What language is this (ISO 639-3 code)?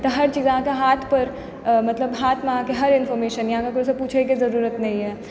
mai